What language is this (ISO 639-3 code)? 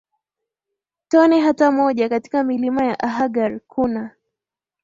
swa